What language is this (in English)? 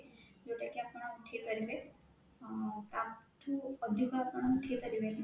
Odia